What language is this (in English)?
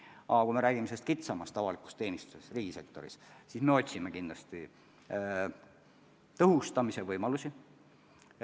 Estonian